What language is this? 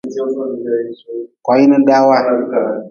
Nawdm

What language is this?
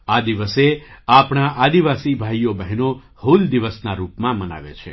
Gujarati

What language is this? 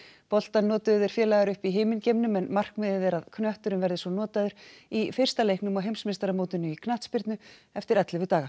Icelandic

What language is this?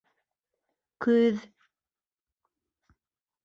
Bashkir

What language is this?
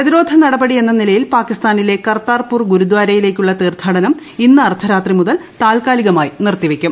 Malayalam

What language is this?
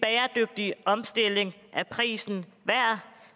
Danish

